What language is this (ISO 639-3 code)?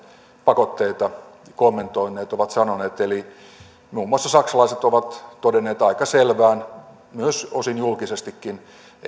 fin